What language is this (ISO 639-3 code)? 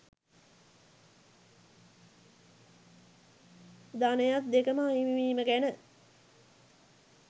sin